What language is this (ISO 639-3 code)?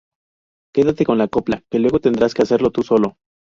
spa